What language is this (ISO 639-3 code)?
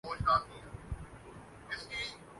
urd